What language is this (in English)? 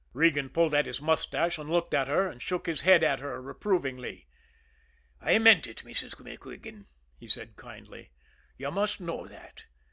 English